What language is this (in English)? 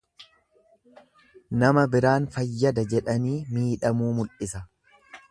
Oromo